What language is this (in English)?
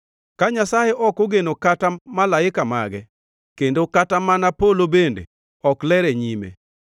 Luo (Kenya and Tanzania)